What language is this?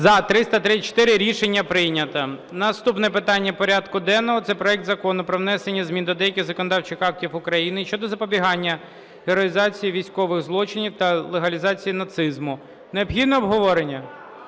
Ukrainian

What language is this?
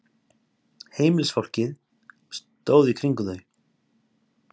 Icelandic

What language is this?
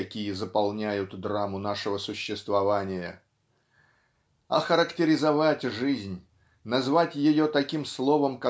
Russian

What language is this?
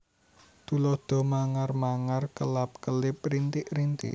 Javanese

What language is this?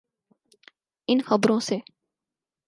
Urdu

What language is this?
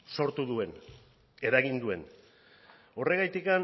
Basque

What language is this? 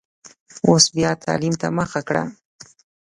Pashto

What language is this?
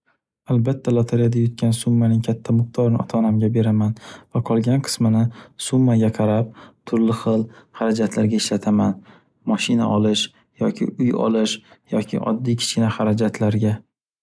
Uzbek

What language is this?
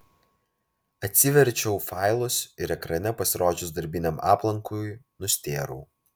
Lithuanian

